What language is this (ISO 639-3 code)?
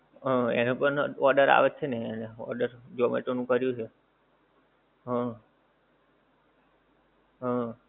guj